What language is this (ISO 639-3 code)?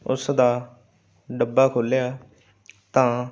pan